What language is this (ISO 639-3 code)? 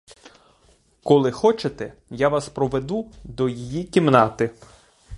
ukr